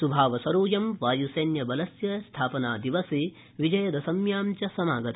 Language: Sanskrit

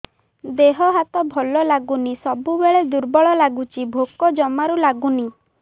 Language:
Odia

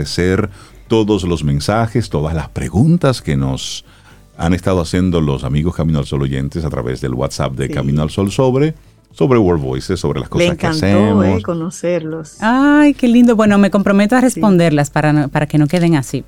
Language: Spanish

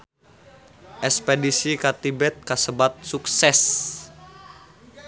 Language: Sundanese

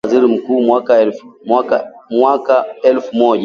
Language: Swahili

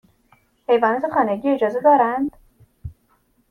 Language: Persian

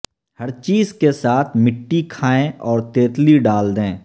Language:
Urdu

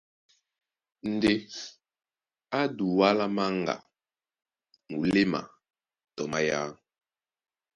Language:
Duala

